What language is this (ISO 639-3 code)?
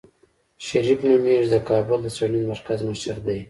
pus